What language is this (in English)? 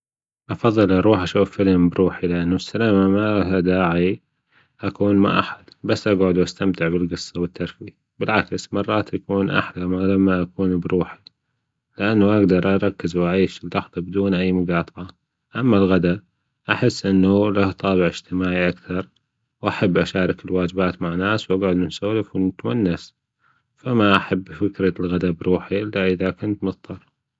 Gulf Arabic